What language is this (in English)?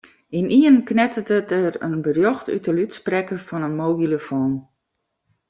Western Frisian